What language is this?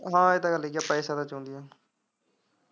Punjabi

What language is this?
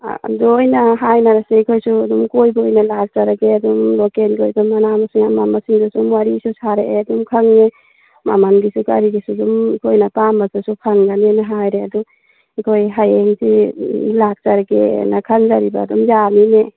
Manipuri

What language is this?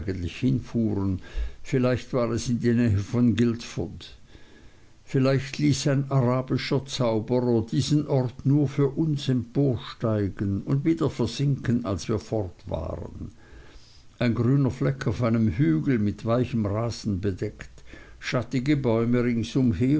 German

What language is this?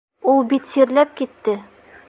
Bashkir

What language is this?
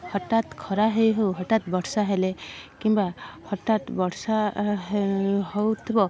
Odia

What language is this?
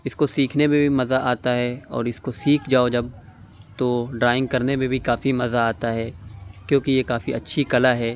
Urdu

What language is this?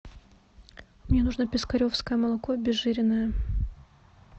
Russian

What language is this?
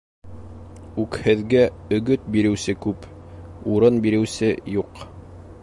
Bashkir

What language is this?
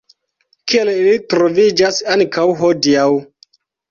Esperanto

